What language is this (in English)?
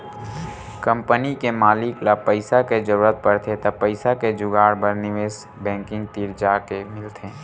Chhattisgarhi